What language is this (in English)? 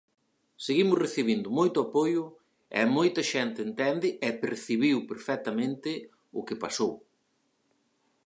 Galician